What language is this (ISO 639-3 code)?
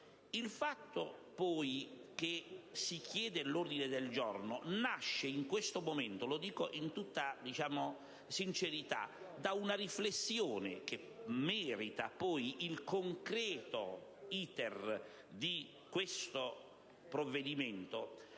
ita